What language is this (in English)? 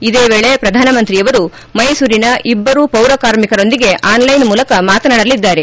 Kannada